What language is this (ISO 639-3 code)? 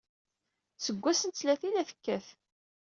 kab